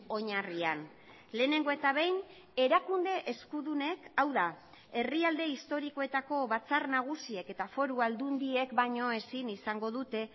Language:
Basque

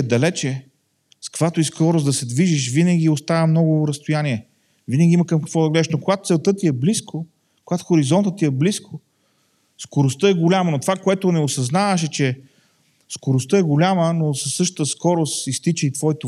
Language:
Bulgarian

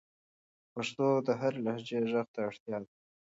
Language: Pashto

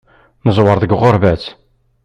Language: Kabyle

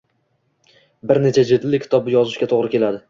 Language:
Uzbek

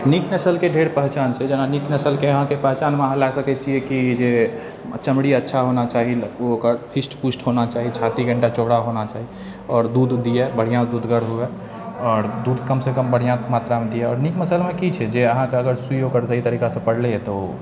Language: Maithili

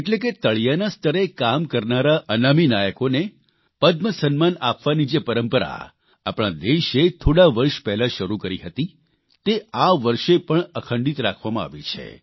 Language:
Gujarati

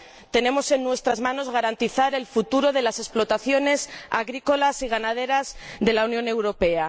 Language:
Spanish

